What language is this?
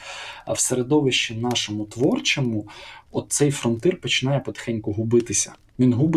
Ukrainian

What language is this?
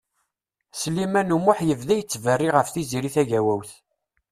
Kabyle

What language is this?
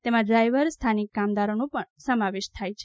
Gujarati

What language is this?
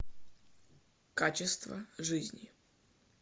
Russian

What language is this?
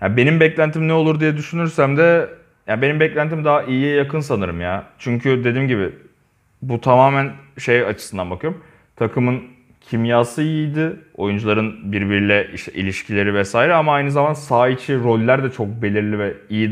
Turkish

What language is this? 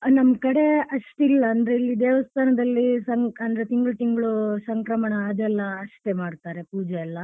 Kannada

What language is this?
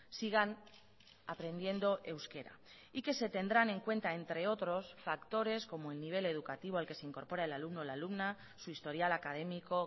Spanish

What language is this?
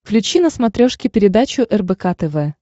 Russian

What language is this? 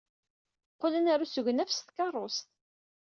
Kabyle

